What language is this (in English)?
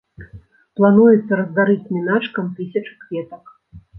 Belarusian